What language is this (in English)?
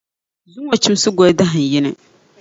Dagbani